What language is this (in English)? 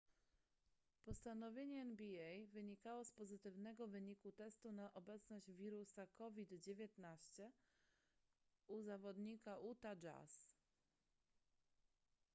Polish